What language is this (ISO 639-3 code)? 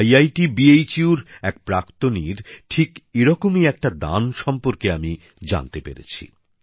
ben